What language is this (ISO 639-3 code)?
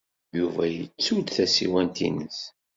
kab